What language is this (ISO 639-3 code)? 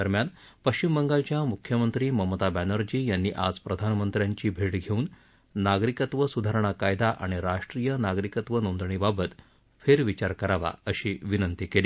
mar